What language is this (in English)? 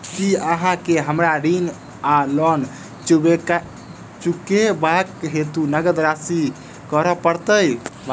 Maithili